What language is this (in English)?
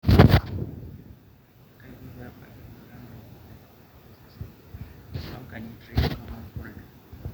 Masai